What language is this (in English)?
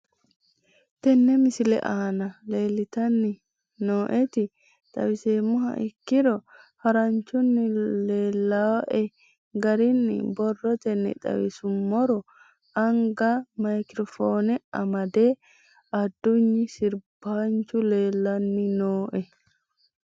Sidamo